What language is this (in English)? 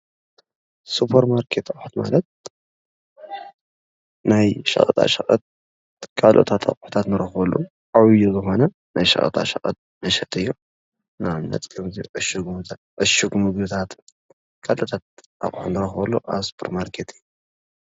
Tigrinya